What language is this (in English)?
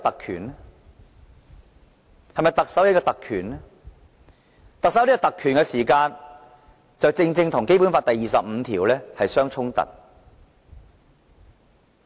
Cantonese